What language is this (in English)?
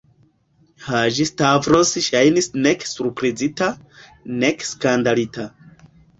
Esperanto